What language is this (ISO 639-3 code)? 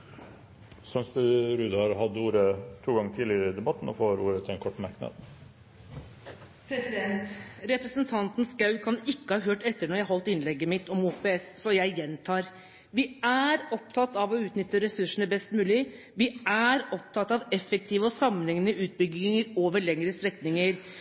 nob